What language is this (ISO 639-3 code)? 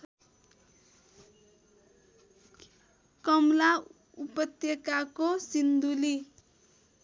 nep